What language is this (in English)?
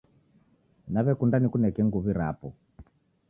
Taita